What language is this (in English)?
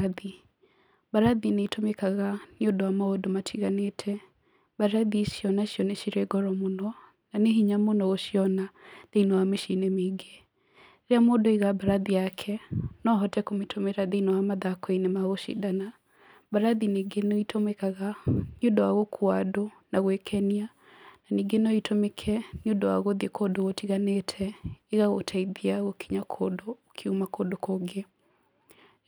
Kikuyu